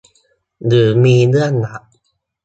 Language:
Thai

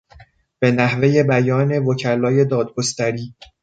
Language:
Persian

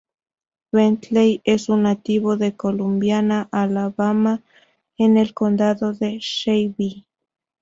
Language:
Spanish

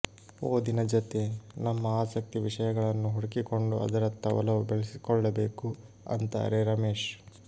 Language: Kannada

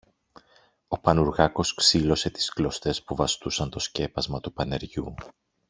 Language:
Greek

